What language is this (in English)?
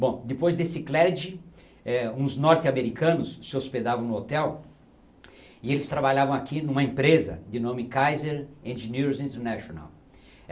Portuguese